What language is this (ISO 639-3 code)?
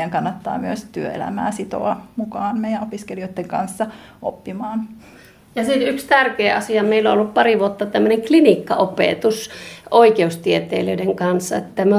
fin